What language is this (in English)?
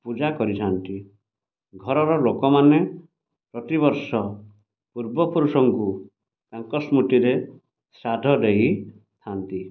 Odia